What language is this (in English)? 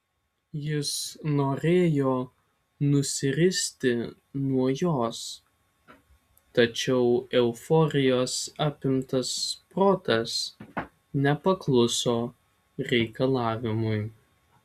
Lithuanian